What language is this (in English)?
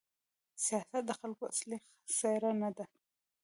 Pashto